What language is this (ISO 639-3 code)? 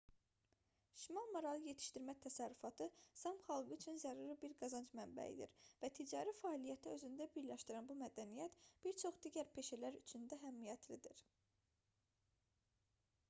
aze